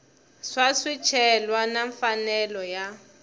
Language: Tsonga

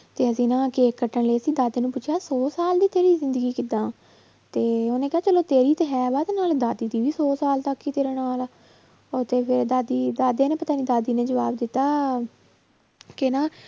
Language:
Punjabi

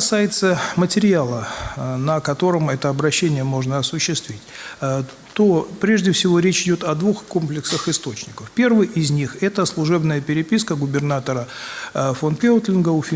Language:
Russian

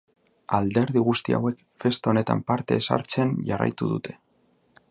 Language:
Basque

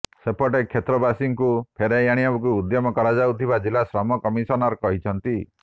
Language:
Odia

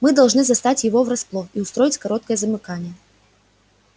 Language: Russian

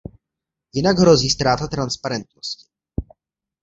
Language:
Czech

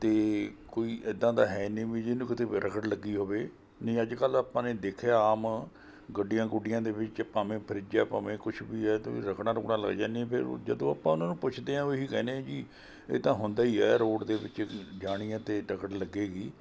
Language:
Punjabi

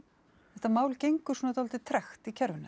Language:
Icelandic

